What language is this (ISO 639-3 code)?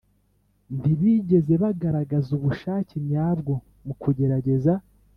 kin